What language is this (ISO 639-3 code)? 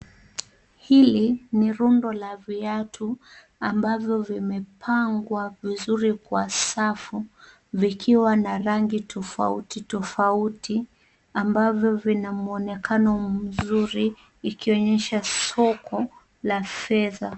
swa